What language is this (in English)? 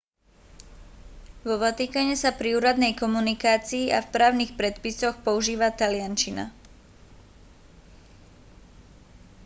Slovak